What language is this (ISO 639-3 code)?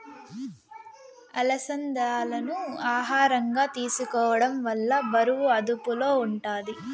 tel